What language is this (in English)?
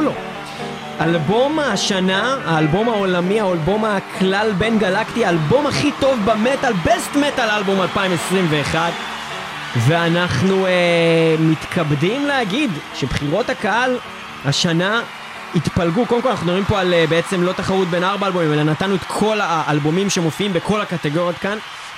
Hebrew